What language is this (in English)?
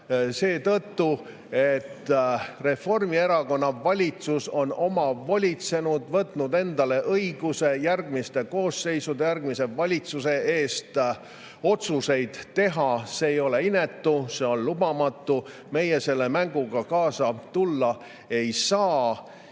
Estonian